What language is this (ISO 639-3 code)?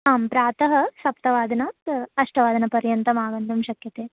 san